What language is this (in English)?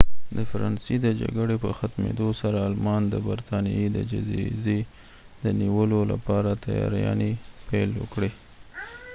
Pashto